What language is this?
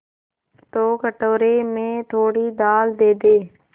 Hindi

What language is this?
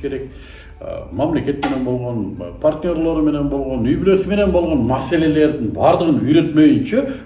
Turkish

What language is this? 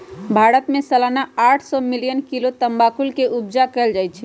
Magahi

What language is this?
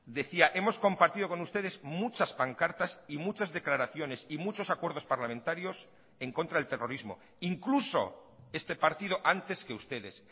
Spanish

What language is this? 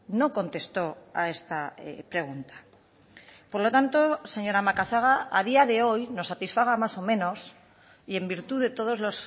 Spanish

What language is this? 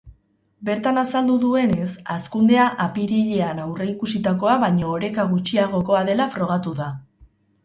Basque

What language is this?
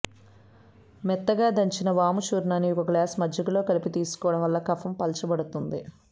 Telugu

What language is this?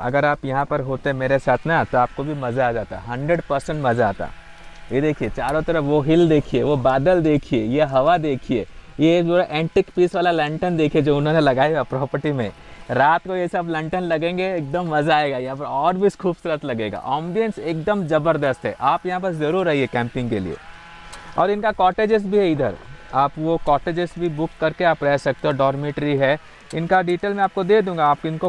Hindi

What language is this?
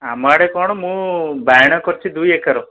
Odia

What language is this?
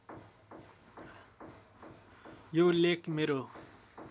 Nepali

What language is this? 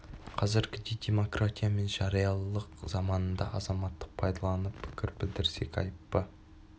Kazakh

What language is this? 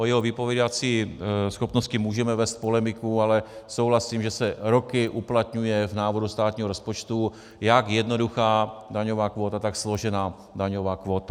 Czech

